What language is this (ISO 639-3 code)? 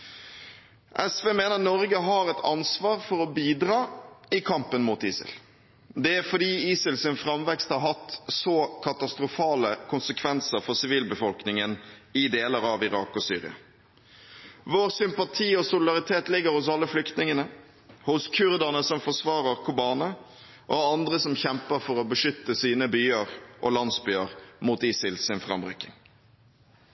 nob